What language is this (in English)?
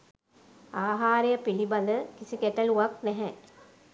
Sinhala